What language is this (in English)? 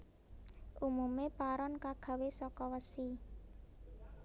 Javanese